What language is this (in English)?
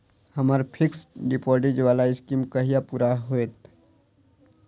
Maithili